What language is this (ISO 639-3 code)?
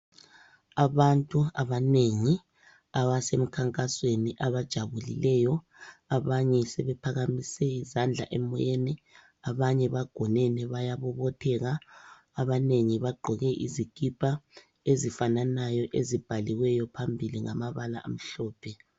nde